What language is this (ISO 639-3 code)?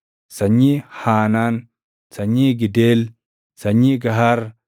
orm